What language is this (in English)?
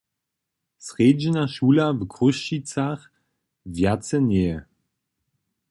Upper Sorbian